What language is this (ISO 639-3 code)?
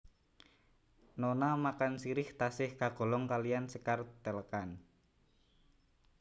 jav